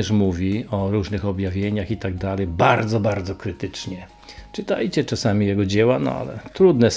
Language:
Polish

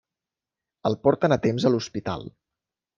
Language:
Catalan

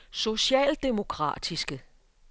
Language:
Danish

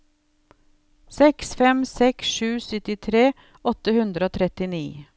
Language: Norwegian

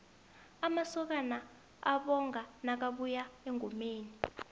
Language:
South Ndebele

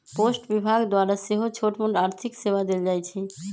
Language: Magahi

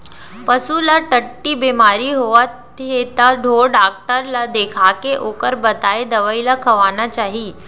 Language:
Chhattisgarhi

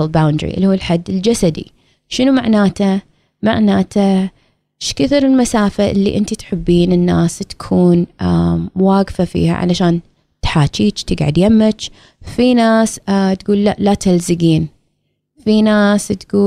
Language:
Arabic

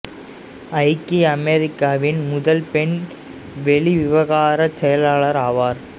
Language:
Tamil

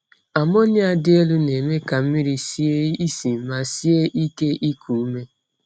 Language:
Igbo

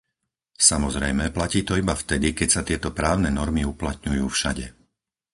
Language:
Slovak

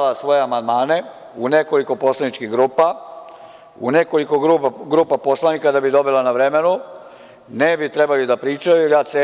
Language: Serbian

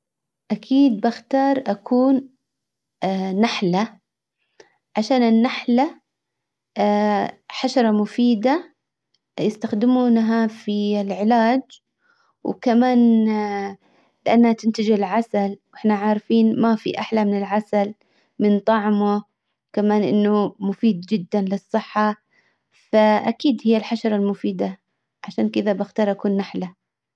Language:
Hijazi Arabic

